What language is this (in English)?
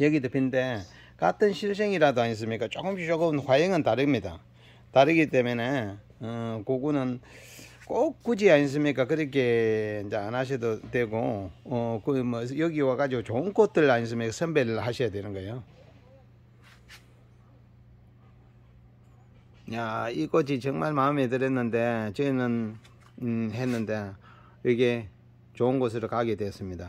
Korean